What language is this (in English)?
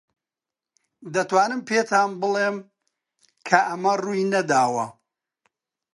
Central Kurdish